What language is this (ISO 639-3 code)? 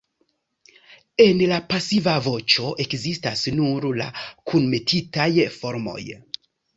epo